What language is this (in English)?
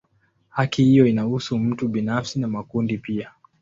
Swahili